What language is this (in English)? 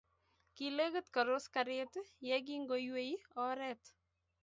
Kalenjin